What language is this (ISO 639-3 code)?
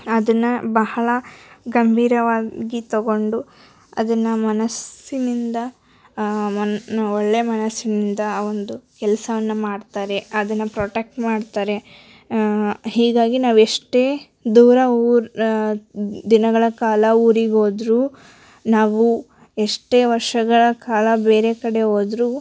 kan